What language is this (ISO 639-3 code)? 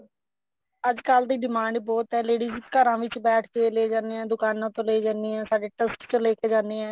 pan